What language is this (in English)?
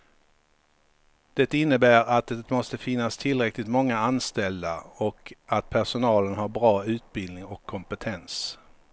Swedish